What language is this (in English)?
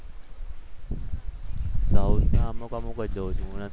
Gujarati